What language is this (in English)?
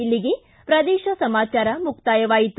Kannada